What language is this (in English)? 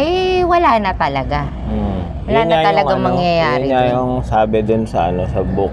Filipino